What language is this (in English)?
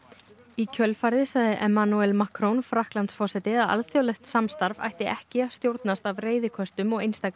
Icelandic